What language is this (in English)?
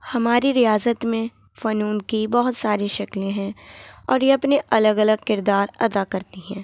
Urdu